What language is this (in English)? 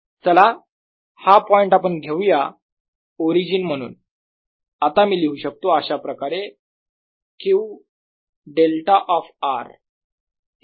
Marathi